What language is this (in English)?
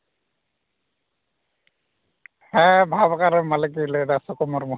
Santali